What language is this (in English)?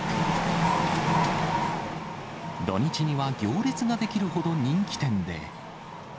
Japanese